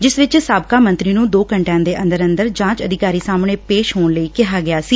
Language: Punjabi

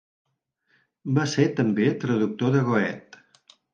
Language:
Catalan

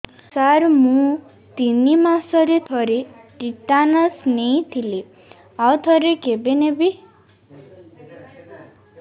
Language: Odia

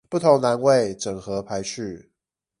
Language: Chinese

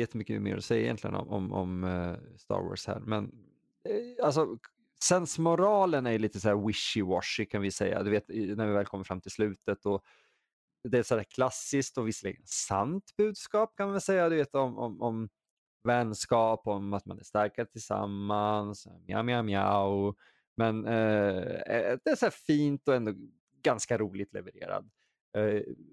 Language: Swedish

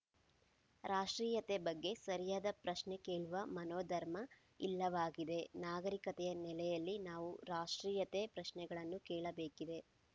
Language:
Kannada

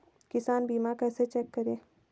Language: Hindi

